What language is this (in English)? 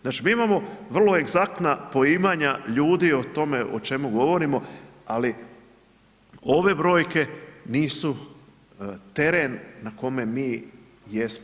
Croatian